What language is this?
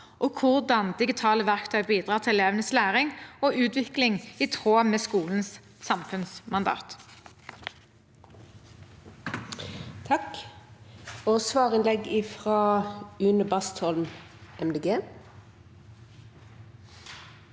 Norwegian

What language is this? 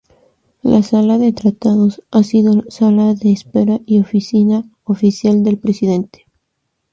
Spanish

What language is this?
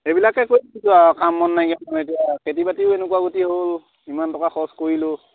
Assamese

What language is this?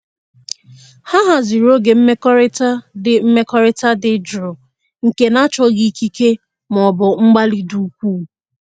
Igbo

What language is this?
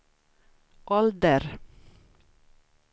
Swedish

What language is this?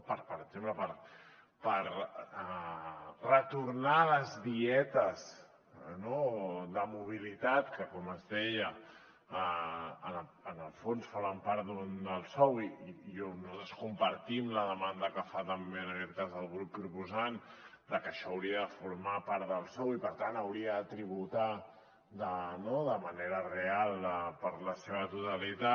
Catalan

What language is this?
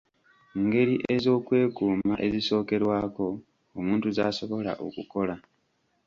Ganda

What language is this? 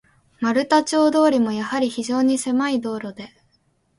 Japanese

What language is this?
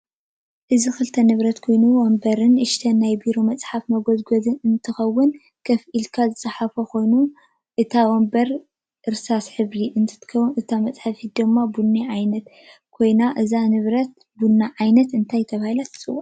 Tigrinya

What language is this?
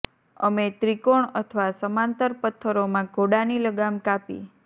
Gujarati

